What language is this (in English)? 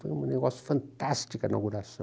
Portuguese